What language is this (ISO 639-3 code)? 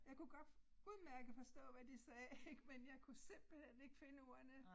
dan